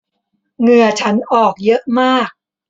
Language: Thai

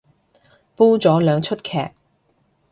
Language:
Cantonese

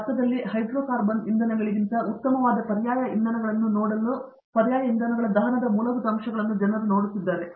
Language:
Kannada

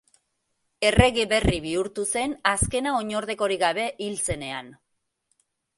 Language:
Basque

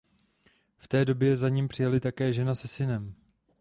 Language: Czech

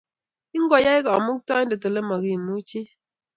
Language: Kalenjin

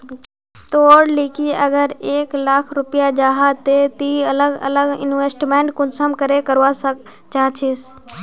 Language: Magahi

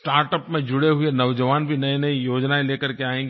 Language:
Hindi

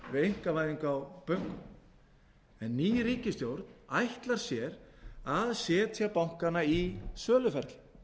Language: Icelandic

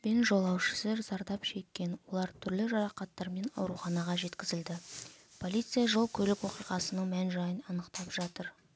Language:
Kazakh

